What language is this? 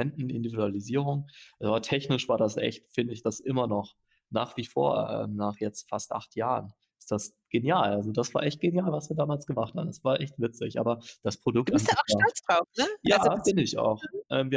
German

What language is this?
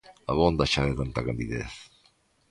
Galician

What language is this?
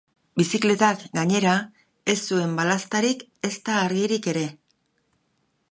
Basque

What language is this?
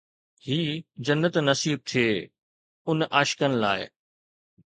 Sindhi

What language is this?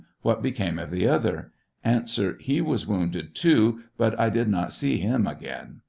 English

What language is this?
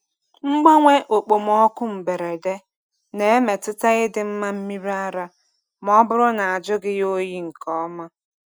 Igbo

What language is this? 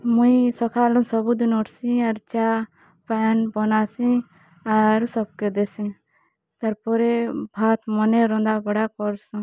Odia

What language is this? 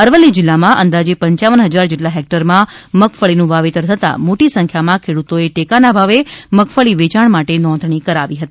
Gujarati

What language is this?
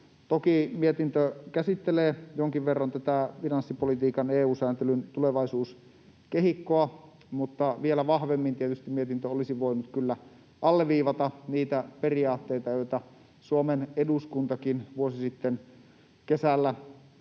Finnish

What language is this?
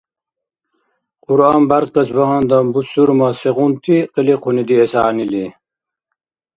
Dargwa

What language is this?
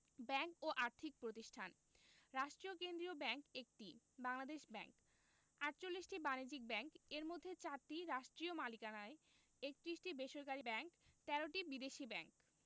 Bangla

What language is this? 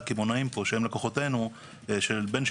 Hebrew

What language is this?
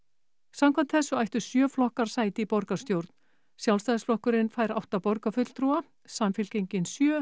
Icelandic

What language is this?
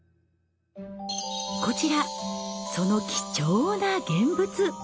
Japanese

